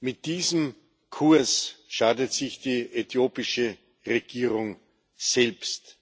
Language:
German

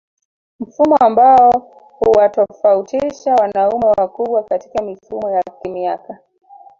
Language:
Swahili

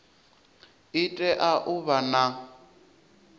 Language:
Venda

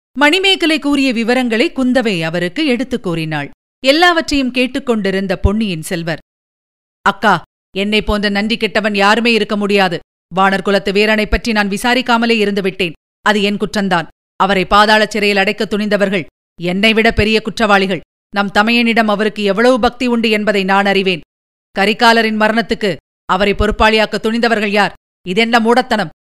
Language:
Tamil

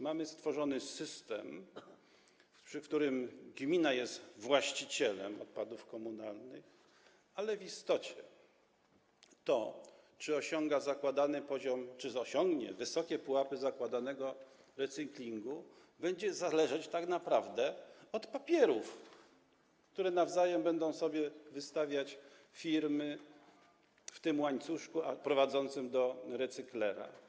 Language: Polish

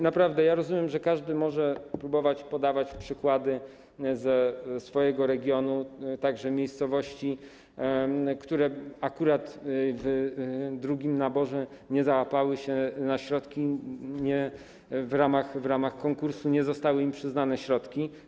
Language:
Polish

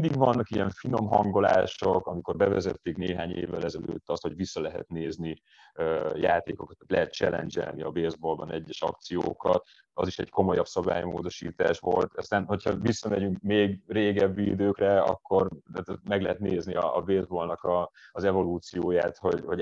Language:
Hungarian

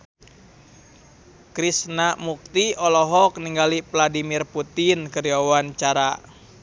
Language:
Sundanese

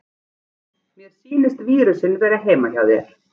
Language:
Icelandic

